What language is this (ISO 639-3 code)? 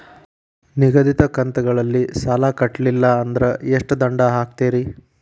kan